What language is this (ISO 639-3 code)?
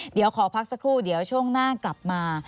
tha